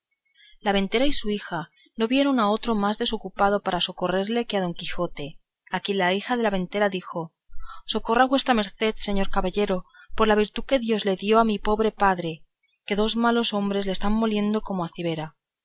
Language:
Spanish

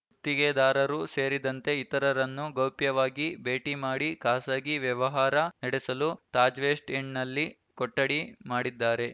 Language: Kannada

